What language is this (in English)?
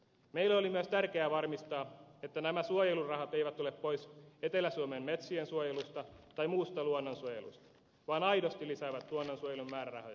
Finnish